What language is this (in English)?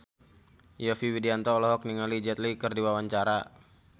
Sundanese